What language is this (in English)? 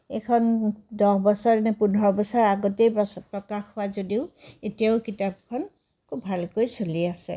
Assamese